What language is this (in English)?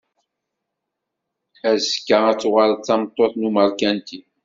Kabyle